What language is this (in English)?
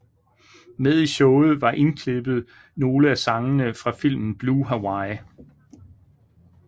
Danish